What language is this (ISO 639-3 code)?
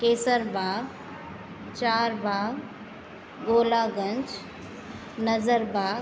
snd